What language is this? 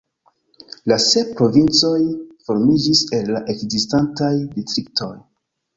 Esperanto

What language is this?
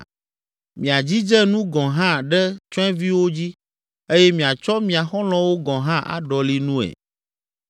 Ewe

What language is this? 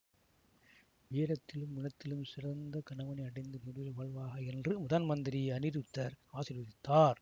Tamil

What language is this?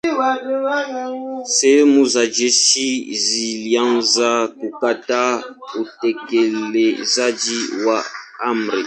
Swahili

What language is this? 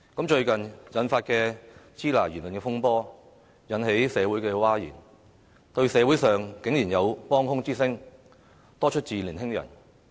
Cantonese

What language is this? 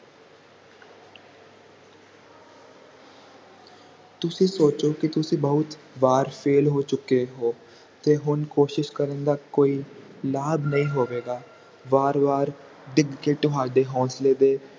Punjabi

